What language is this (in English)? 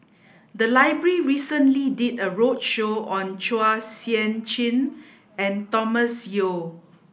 English